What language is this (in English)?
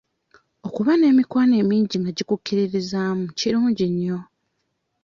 Ganda